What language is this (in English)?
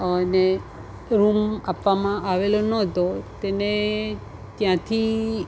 Gujarati